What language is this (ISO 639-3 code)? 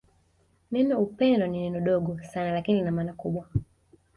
swa